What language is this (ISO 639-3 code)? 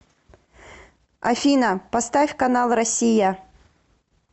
rus